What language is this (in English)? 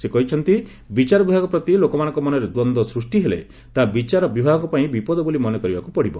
Odia